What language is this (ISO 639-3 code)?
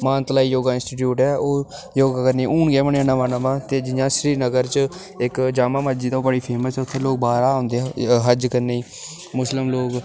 doi